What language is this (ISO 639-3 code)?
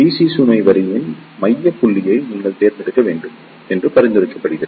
tam